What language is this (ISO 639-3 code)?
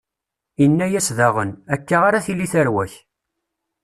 kab